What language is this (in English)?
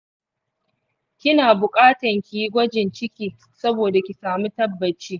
Hausa